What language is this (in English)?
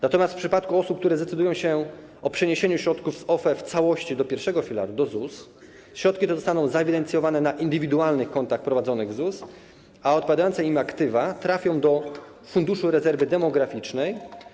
Polish